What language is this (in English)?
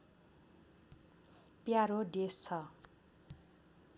Nepali